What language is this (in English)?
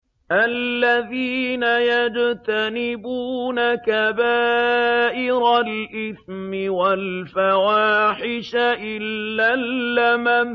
Arabic